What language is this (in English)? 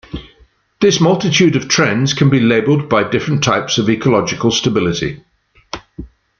English